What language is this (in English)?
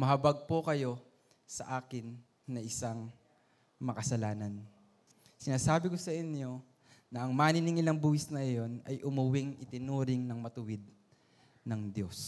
Filipino